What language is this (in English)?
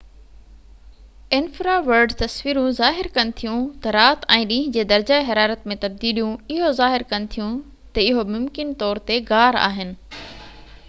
Sindhi